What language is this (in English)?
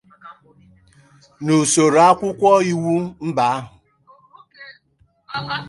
Igbo